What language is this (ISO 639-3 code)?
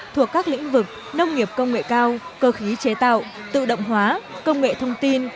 vie